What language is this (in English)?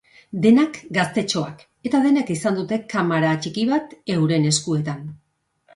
Basque